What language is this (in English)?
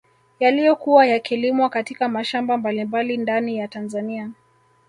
Swahili